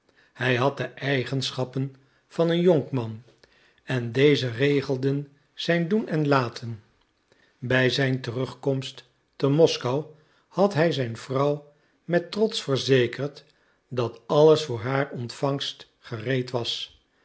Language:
Dutch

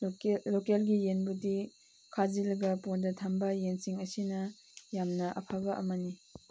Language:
Manipuri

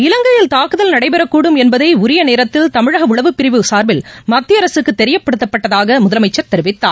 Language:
Tamil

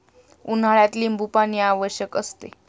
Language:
Marathi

